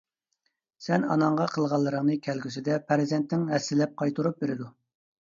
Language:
Uyghur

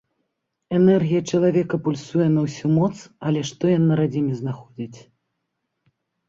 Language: Belarusian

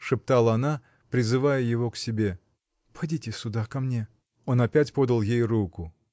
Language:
Russian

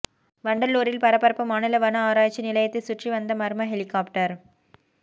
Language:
Tamil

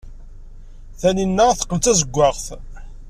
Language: Kabyle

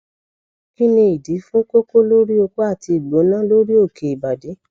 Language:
Yoruba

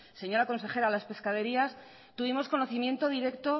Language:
Spanish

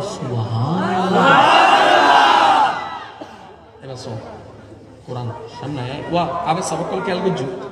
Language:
Romanian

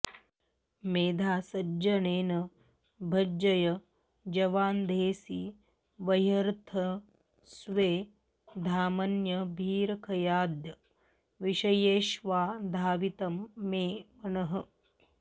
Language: Sanskrit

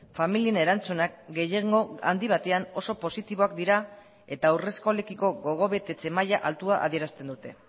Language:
Basque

